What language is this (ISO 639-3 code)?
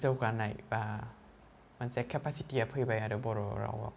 brx